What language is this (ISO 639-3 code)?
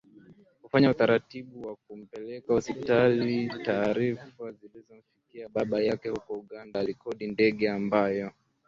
swa